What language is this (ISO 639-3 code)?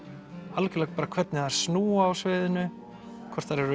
isl